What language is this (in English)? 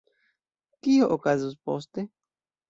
Esperanto